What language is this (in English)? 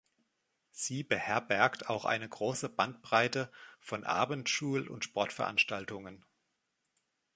German